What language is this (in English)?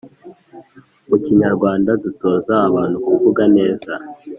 Kinyarwanda